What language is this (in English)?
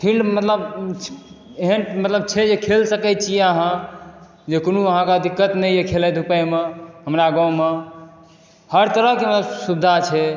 Maithili